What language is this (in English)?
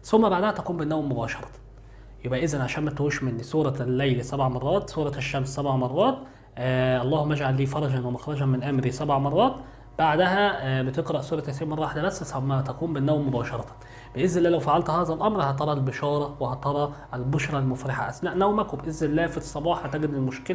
Arabic